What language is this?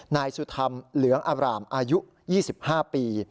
Thai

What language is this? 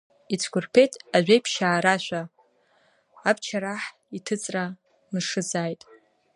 Abkhazian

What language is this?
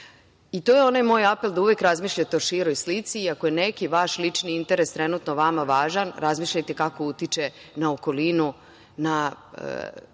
Serbian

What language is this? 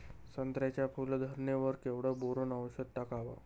Marathi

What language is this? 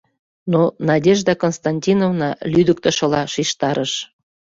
Mari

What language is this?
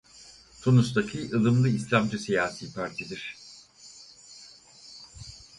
Turkish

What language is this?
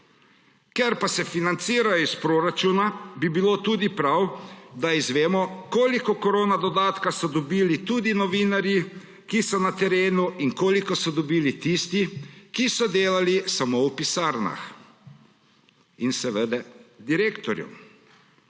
Slovenian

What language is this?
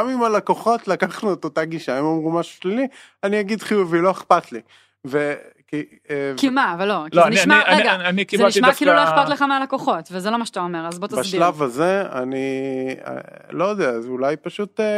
Hebrew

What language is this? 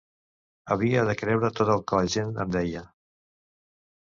Catalan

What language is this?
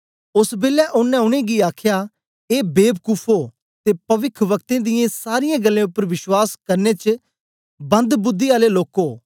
Dogri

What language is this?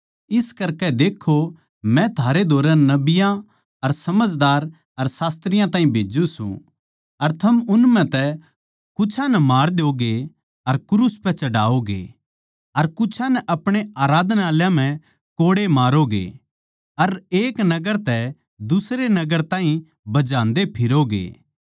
Haryanvi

